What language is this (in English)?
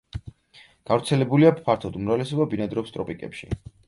Georgian